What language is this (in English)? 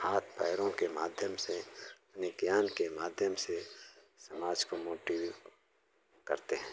Hindi